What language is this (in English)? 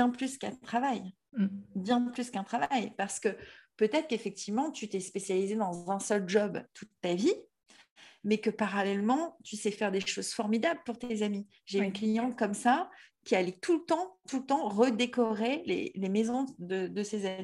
French